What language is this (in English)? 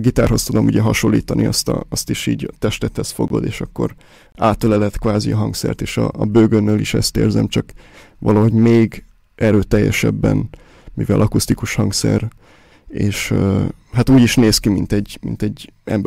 Hungarian